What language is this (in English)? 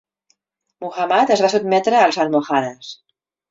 Catalan